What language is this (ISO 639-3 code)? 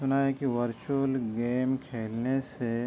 urd